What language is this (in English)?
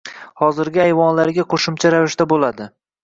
Uzbek